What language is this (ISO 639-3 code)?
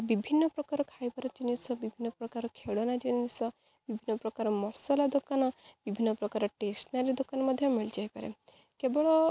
ori